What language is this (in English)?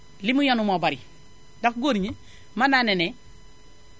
Wolof